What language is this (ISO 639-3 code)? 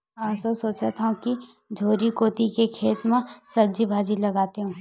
hne